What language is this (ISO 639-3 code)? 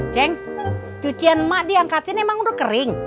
ind